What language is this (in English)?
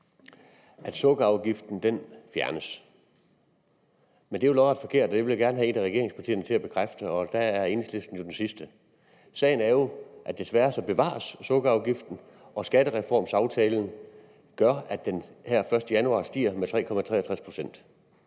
Danish